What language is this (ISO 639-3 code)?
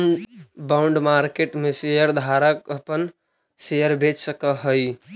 mag